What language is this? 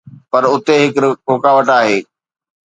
Sindhi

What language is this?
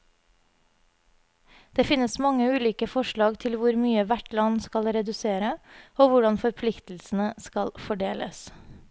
Norwegian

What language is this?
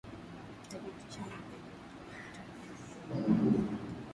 Swahili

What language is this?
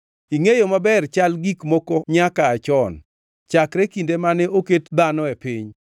Luo (Kenya and Tanzania)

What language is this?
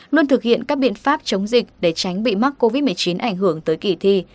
Vietnamese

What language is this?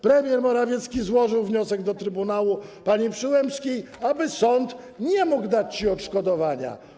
Polish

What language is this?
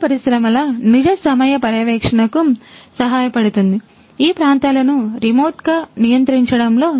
Telugu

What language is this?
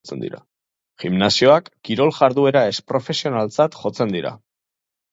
Basque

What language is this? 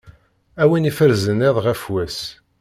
Kabyle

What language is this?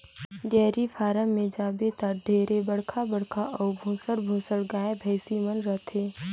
Chhattisgarhi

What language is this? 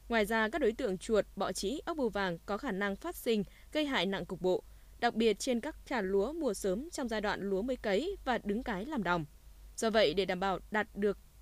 Vietnamese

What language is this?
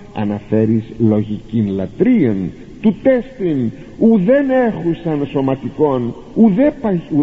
Greek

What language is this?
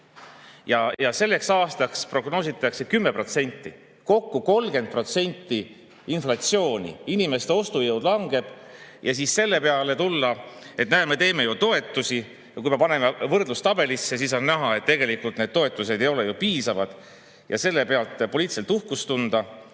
Estonian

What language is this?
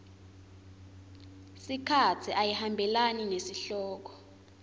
Swati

